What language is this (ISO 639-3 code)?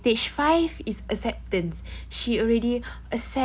eng